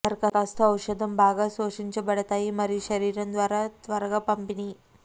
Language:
Telugu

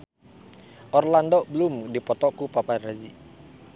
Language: Sundanese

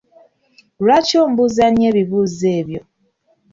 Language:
Ganda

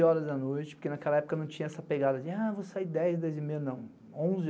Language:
Portuguese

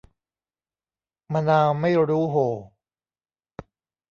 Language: Thai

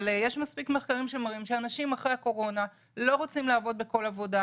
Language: Hebrew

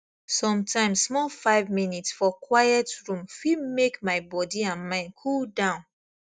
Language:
Nigerian Pidgin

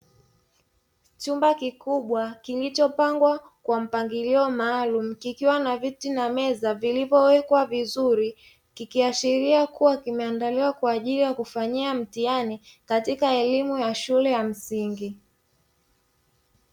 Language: Swahili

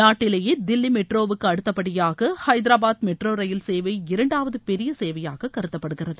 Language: Tamil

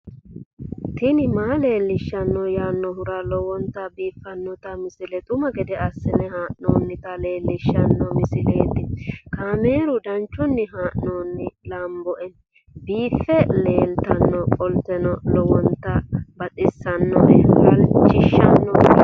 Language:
Sidamo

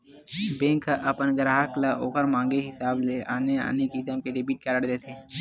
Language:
Chhattisgarhi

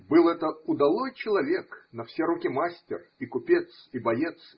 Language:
Russian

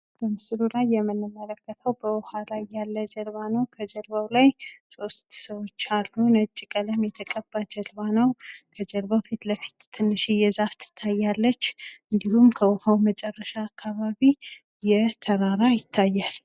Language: Amharic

